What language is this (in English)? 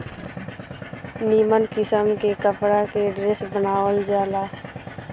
Bhojpuri